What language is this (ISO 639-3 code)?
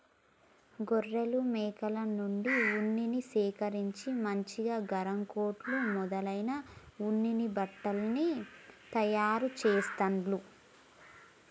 tel